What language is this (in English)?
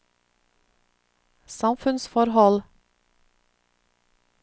Norwegian